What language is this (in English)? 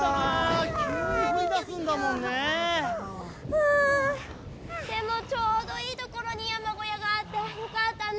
Japanese